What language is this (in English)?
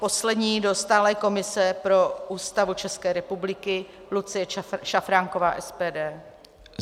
Czech